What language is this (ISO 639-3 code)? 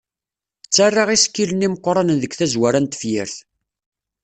kab